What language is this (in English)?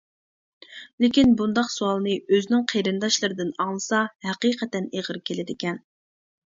Uyghur